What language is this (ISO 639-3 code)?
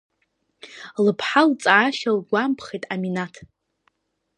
abk